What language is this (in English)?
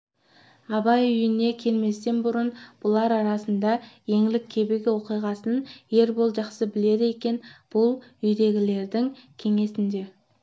Kazakh